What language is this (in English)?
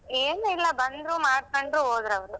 Kannada